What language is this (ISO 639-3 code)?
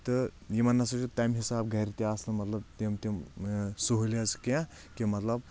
kas